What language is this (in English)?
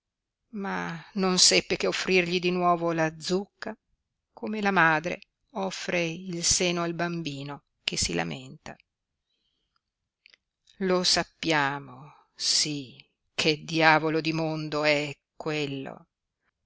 Italian